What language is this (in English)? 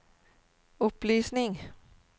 Norwegian